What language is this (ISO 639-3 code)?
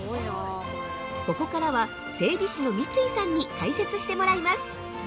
jpn